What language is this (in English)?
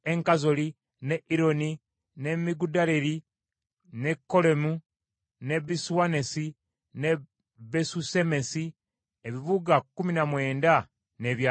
Ganda